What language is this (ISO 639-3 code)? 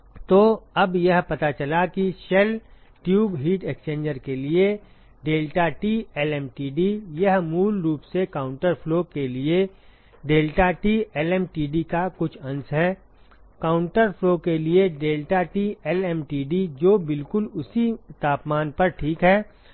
hin